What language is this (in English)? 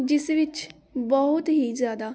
Punjabi